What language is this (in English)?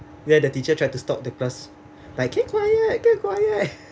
English